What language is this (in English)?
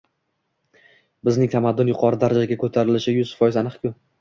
Uzbek